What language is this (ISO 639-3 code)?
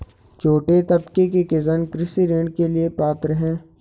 hin